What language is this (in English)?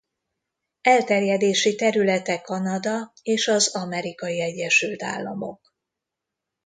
Hungarian